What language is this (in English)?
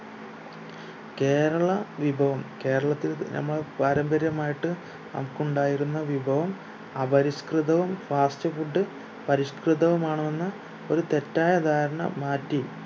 Malayalam